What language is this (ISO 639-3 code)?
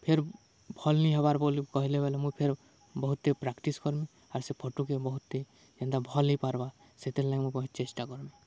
ori